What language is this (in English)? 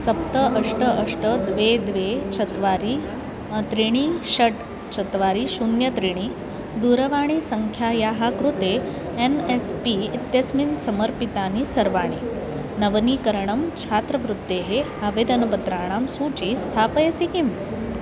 Sanskrit